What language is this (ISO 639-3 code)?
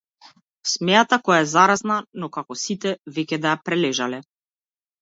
mkd